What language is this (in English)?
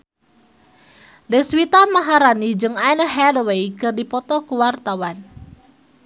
Sundanese